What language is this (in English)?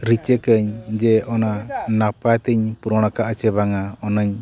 Santali